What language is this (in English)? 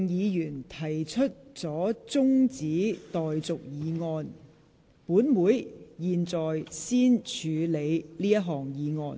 Cantonese